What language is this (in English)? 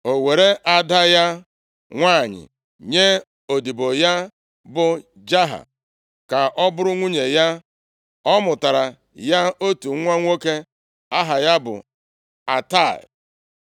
Igbo